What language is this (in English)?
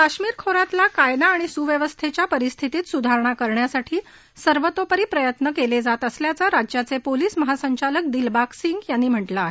Marathi